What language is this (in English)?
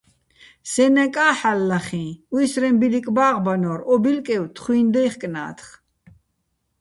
Bats